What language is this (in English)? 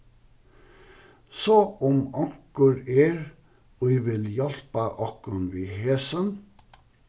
Faroese